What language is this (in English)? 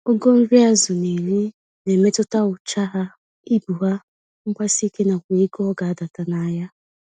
Igbo